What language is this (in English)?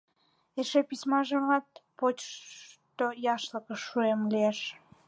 Mari